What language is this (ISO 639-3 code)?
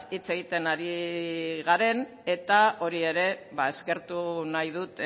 eus